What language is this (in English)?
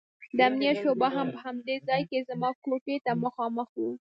Pashto